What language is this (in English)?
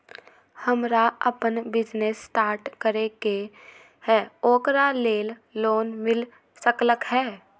Magahi